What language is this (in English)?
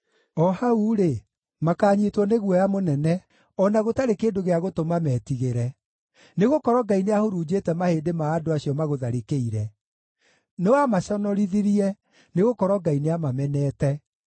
Kikuyu